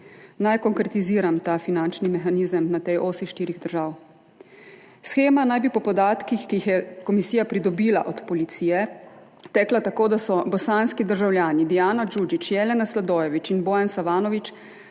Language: Slovenian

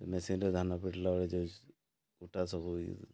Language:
Odia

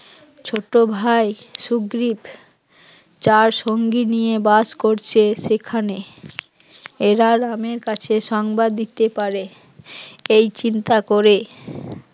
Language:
Bangla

